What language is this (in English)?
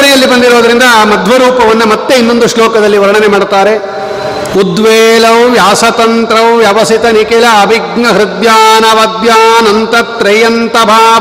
Kannada